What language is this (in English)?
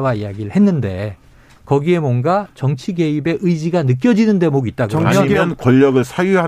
Korean